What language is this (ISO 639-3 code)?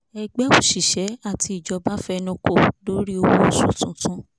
yor